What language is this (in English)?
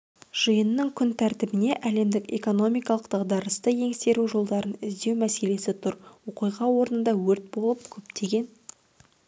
Kazakh